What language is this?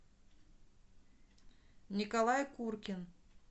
Russian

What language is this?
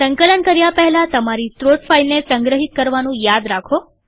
Gujarati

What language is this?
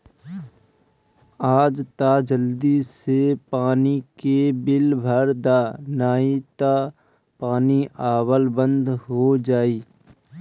Bhojpuri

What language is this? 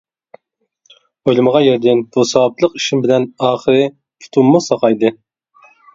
Uyghur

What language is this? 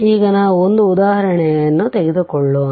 Kannada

